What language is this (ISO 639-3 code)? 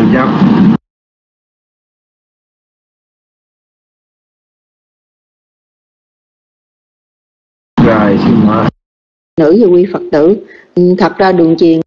vie